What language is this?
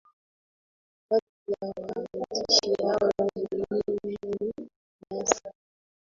Swahili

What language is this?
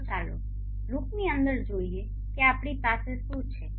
Gujarati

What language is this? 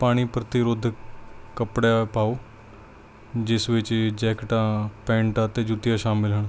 Punjabi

